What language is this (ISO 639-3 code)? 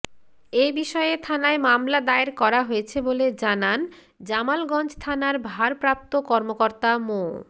ben